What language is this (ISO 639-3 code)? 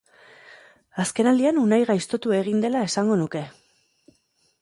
eus